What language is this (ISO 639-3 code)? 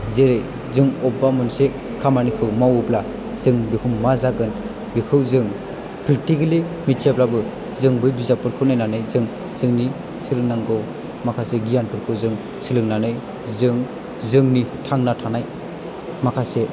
brx